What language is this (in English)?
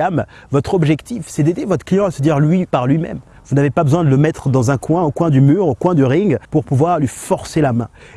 French